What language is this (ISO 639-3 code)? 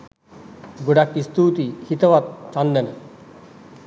sin